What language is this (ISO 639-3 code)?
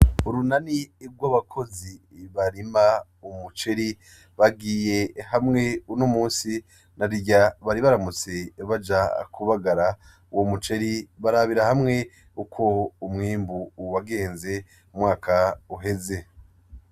run